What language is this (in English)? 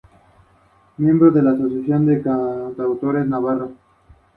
Spanish